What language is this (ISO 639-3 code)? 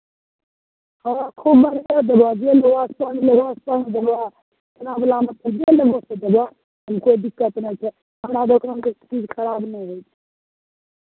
mai